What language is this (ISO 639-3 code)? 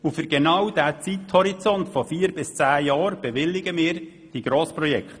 gsw